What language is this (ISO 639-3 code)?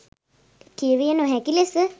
sin